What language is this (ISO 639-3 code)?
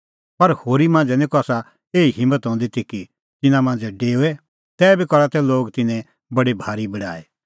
kfx